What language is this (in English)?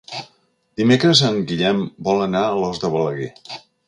Catalan